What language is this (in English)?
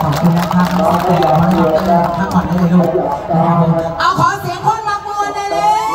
Thai